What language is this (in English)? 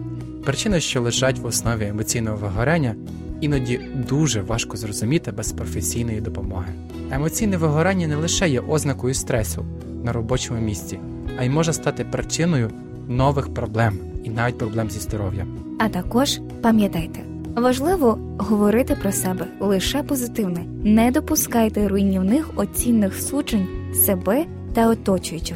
Ukrainian